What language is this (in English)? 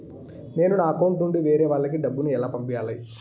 Telugu